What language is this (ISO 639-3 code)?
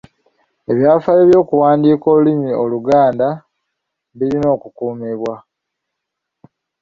lug